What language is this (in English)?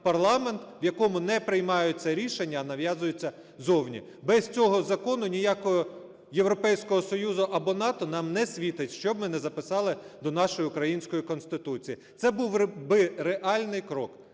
Ukrainian